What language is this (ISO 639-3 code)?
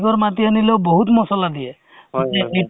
asm